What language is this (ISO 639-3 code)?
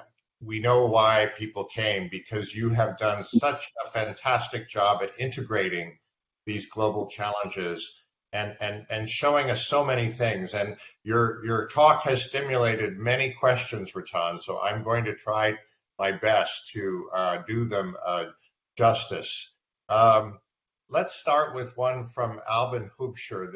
eng